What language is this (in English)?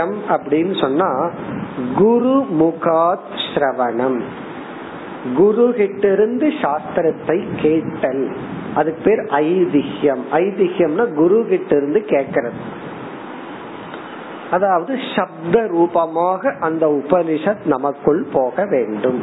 Tamil